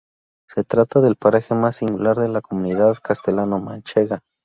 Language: Spanish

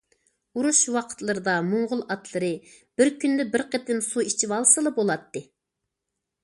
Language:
Uyghur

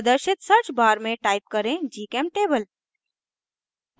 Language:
Hindi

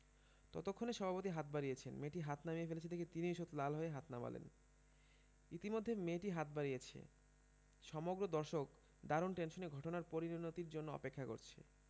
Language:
Bangla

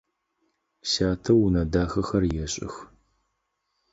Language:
Adyghe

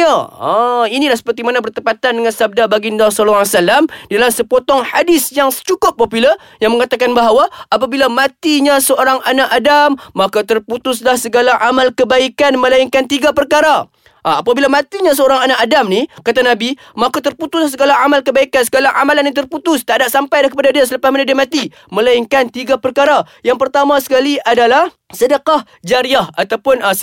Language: Malay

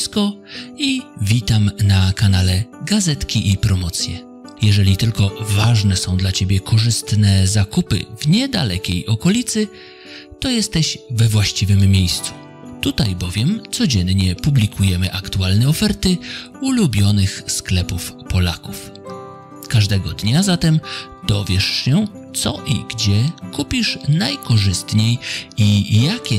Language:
Polish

